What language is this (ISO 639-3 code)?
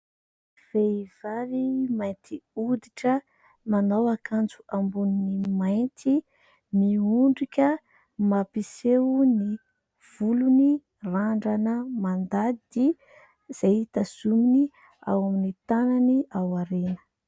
mlg